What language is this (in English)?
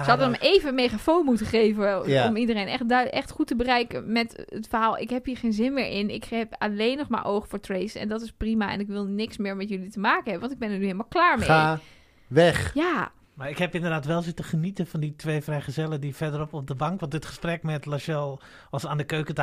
Dutch